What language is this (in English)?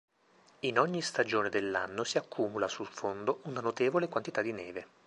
Italian